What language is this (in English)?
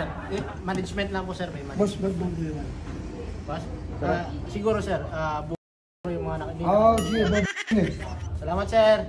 Filipino